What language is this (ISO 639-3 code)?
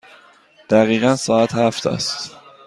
fas